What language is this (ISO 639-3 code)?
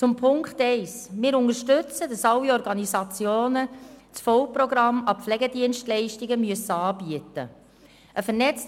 gsw